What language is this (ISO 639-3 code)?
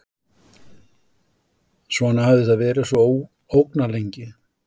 isl